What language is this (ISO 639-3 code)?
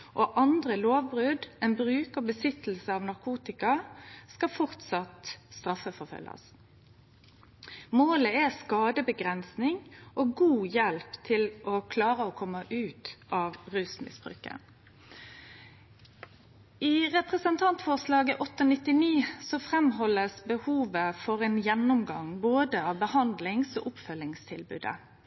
nno